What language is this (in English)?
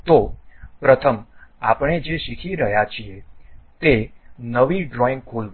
Gujarati